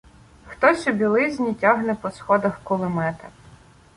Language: Ukrainian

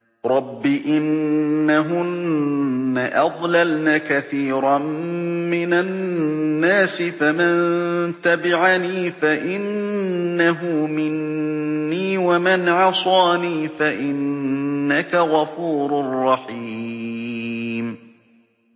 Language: Arabic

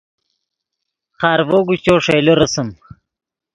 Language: Yidgha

